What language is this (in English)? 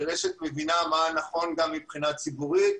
Hebrew